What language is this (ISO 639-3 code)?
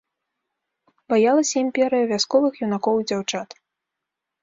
bel